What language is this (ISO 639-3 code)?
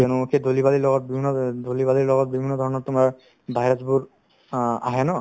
asm